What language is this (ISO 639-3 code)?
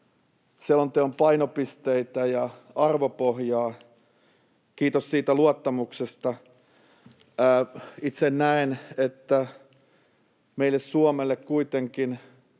fin